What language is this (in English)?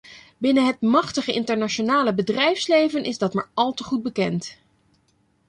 Dutch